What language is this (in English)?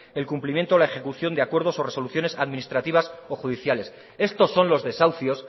Spanish